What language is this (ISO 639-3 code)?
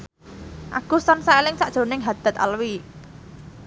jav